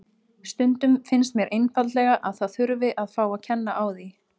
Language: Icelandic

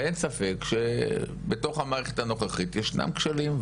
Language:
Hebrew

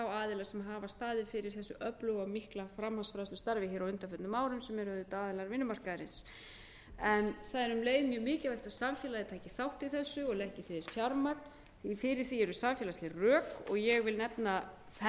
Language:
Icelandic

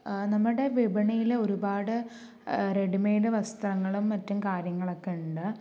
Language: Malayalam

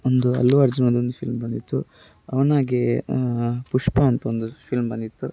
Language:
Kannada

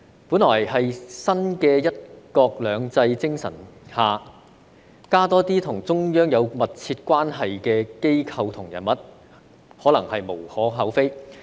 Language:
Cantonese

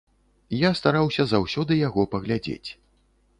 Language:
Belarusian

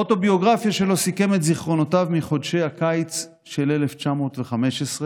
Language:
Hebrew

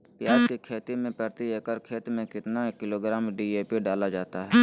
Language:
Magahi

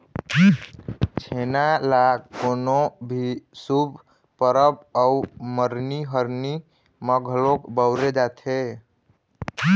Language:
Chhattisgarhi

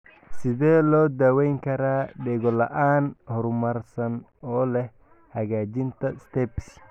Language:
Somali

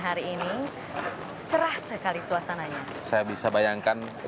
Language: Indonesian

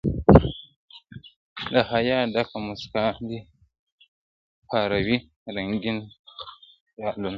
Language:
Pashto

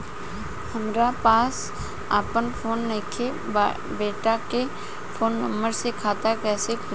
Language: Bhojpuri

